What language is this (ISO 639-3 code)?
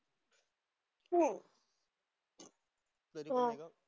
mar